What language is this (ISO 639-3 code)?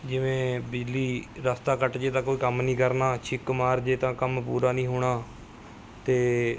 pan